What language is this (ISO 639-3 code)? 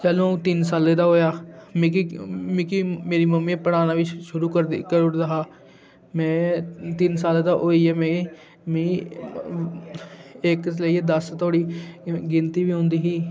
doi